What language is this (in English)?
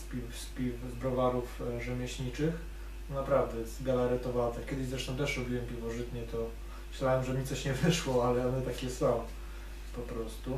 Polish